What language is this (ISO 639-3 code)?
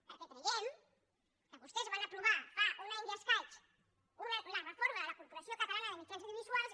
cat